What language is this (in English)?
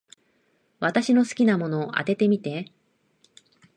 Japanese